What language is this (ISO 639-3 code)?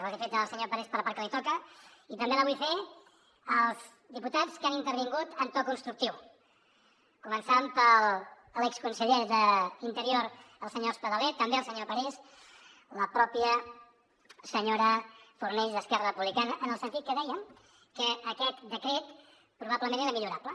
cat